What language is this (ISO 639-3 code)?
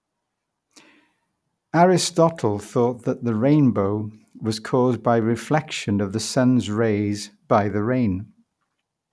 eng